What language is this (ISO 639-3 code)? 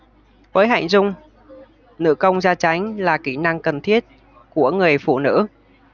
vie